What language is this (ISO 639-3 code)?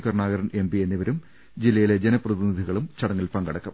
mal